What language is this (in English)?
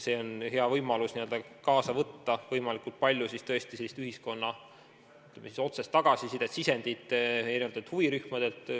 Estonian